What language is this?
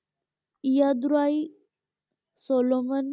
Punjabi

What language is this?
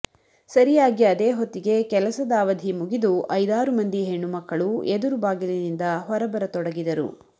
Kannada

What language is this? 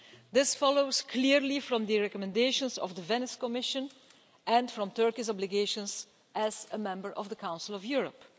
English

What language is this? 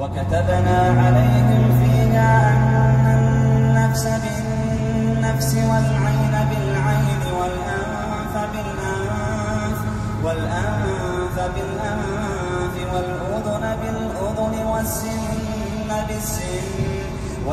Arabic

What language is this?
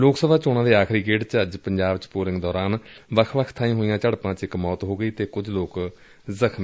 Punjabi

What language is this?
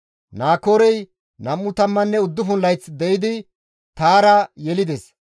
Gamo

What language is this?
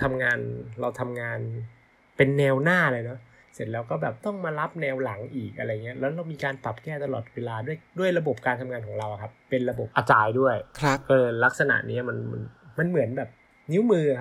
Thai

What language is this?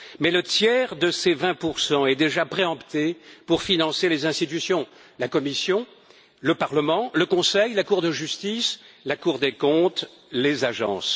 French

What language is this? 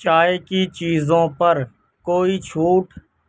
Urdu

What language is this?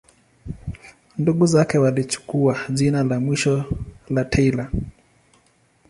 Swahili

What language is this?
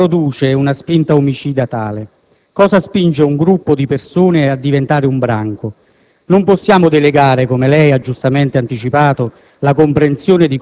Italian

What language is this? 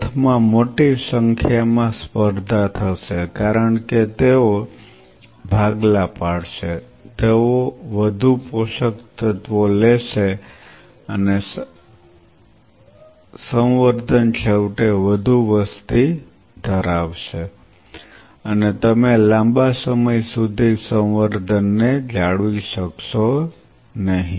Gujarati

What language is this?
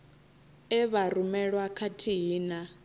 Venda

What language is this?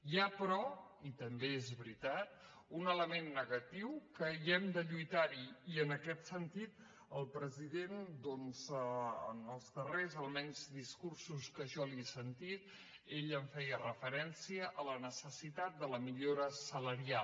Catalan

